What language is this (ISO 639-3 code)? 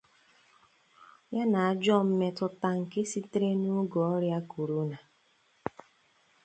ibo